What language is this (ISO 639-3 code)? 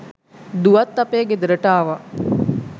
sin